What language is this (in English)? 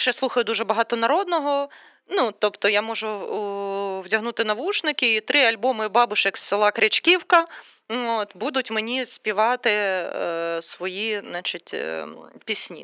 Ukrainian